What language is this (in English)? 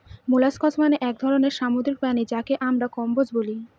Bangla